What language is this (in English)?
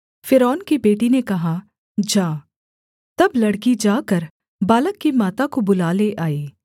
Hindi